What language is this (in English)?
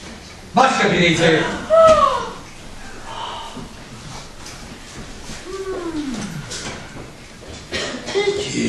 Turkish